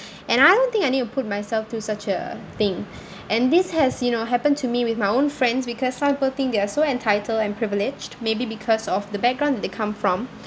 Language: English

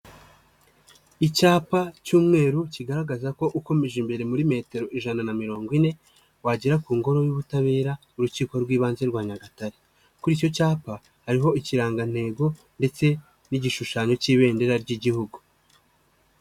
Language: Kinyarwanda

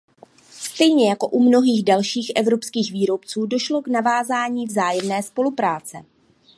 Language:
Czech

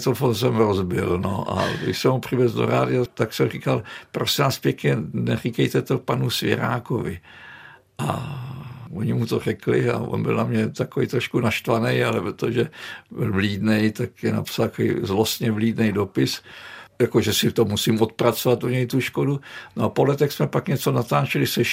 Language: Czech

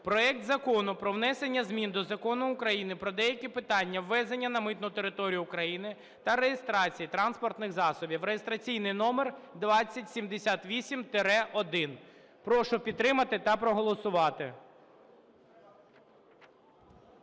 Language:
Ukrainian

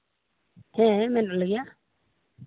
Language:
Santali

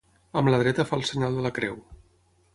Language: Catalan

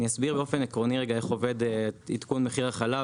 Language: Hebrew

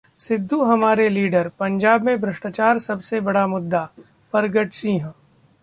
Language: Hindi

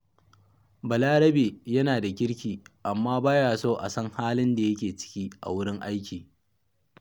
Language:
Hausa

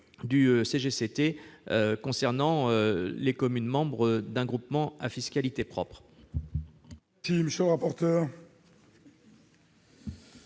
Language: French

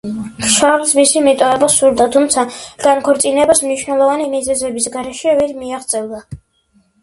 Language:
Georgian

